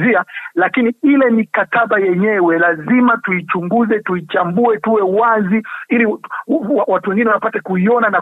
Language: Swahili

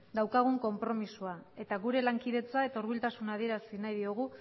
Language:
Basque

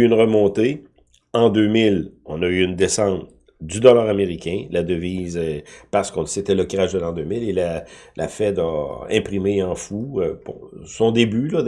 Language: French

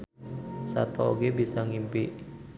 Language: Sundanese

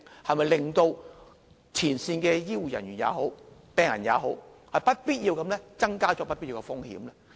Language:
Cantonese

